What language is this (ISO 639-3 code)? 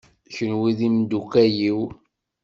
kab